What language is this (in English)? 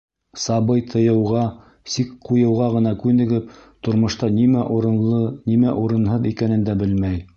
Bashkir